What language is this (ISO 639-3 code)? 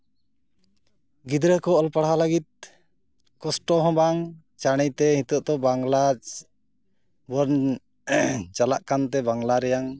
sat